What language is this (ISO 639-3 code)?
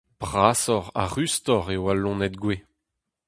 bre